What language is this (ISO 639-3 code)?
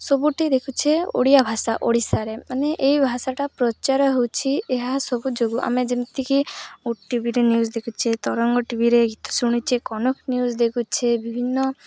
ori